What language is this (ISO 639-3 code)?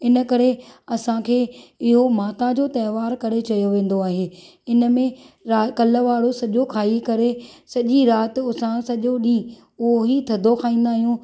snd